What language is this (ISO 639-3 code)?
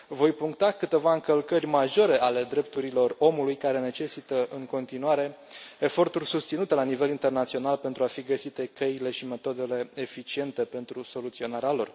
ron